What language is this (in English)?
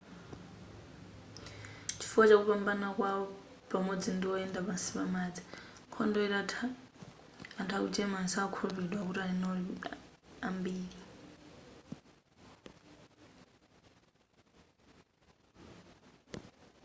Nyanja